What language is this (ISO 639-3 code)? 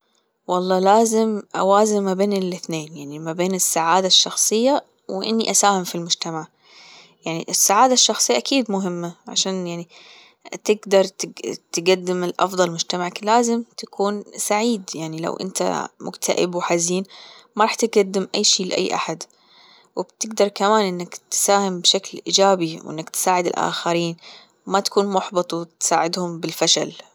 afb